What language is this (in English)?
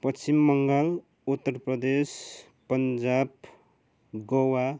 Nepali